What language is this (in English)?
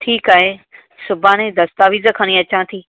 Sindhi